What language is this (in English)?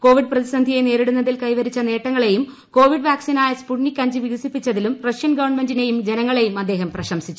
Malayalam